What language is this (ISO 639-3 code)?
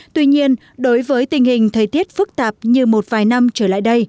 vie